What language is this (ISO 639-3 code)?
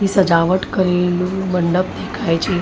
guj